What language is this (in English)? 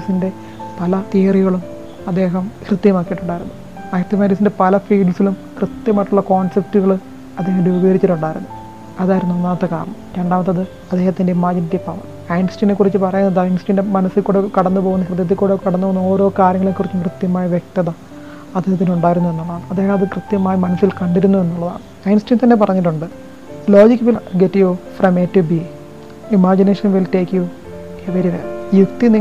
Malayalam